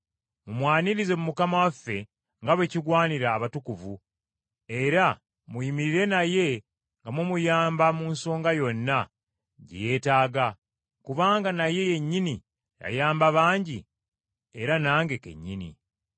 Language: Ganda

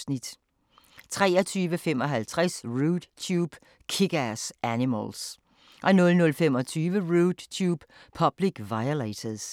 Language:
Danish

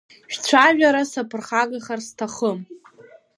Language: Abkhazian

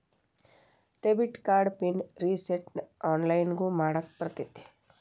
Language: Kannada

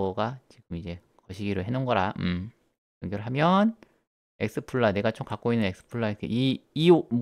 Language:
Korean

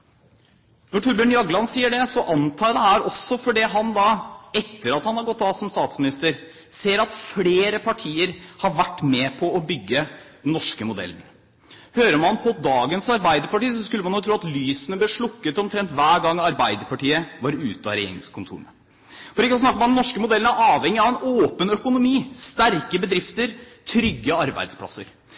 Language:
Norwegian Bokmål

